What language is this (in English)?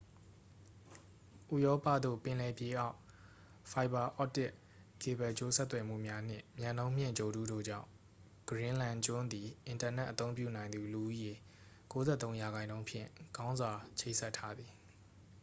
Burmese